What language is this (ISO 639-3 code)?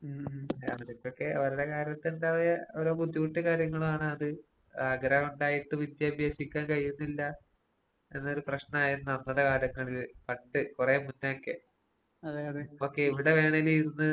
mal